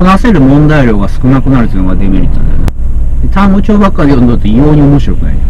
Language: Japanese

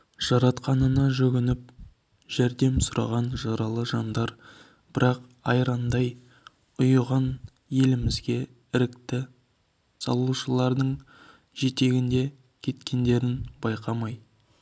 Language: Kazakh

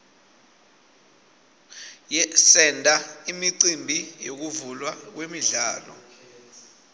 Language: Swati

